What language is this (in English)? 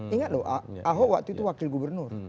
Indonesian